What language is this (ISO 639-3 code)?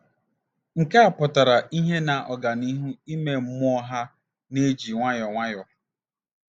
ibo